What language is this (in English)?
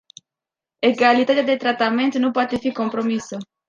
Romanian